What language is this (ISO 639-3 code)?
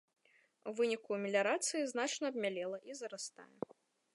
bel